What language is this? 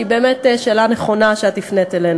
Hebrew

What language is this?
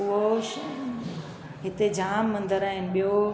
Sindhi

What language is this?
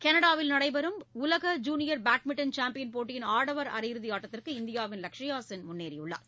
Tamil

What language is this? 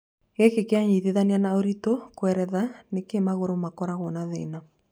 Kikuyu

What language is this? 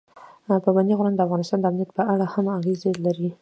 Pashto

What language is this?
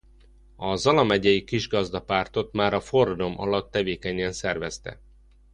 Hungarian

